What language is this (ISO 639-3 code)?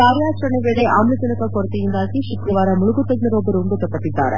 kan